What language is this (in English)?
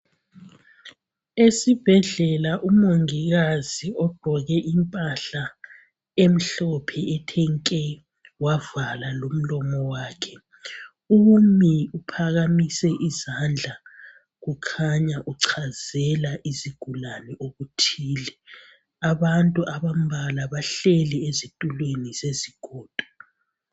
North Ndebele